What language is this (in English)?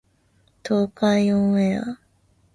Japanese